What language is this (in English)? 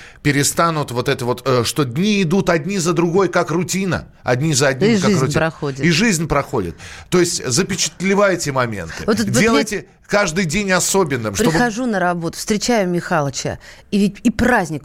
Russian